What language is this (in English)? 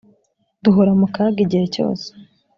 Kinyarwanda